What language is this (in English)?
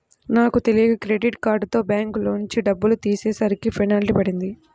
Telugu